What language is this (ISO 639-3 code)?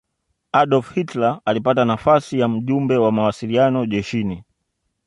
swa